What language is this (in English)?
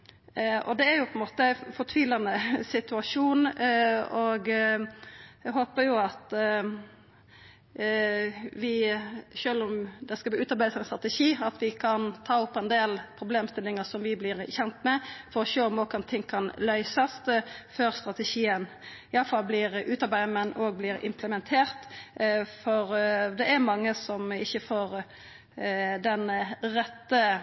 Norwegian Nynorsk